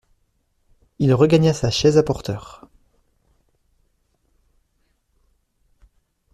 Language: French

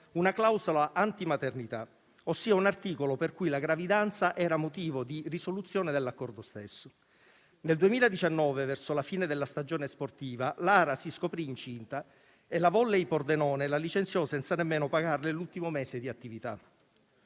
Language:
Italian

